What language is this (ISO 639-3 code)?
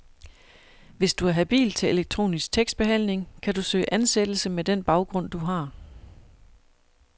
dan